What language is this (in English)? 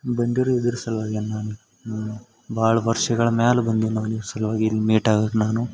Kannada